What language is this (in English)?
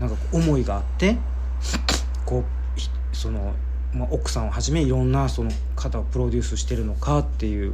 Japanese